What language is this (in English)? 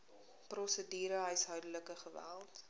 Afrikaans